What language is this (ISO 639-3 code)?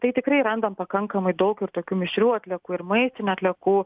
lit